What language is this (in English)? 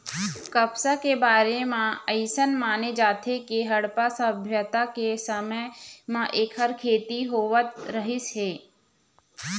Chhattisgarhi